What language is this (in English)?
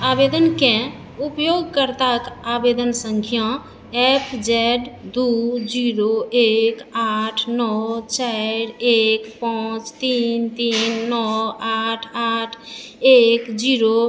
Maithili